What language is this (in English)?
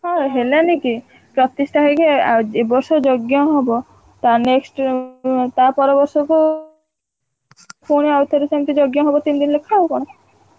Odia